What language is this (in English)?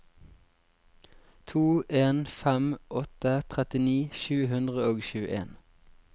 Norwegian